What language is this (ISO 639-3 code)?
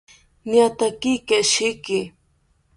cpy